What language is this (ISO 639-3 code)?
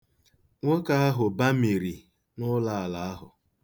ibo